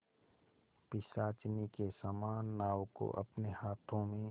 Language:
Hindi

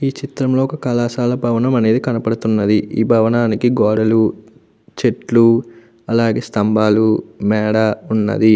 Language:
Telugu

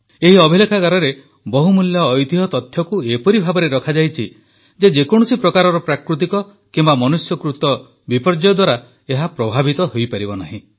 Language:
Odia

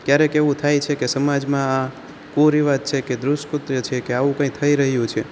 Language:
Gujarati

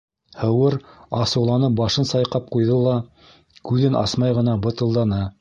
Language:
Bashkir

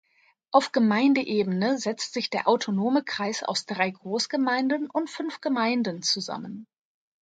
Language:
German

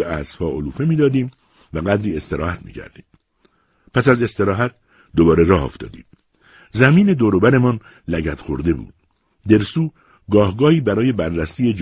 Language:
Persian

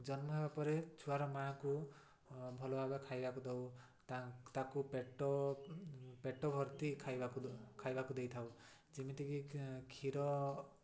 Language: Odia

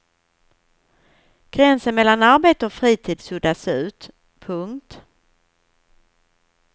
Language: Swedish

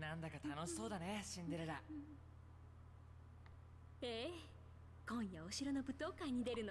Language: Thai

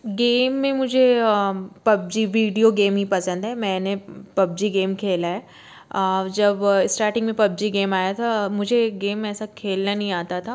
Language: Hindi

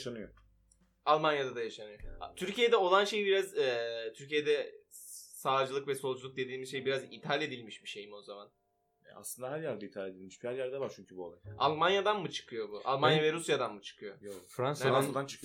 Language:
Turkish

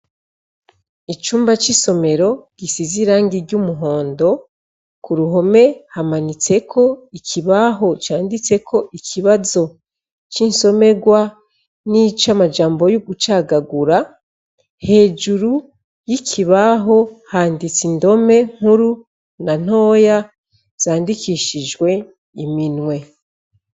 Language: Rundi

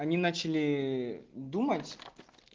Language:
Russian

